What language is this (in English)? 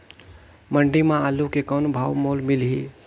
Chhattisgarhi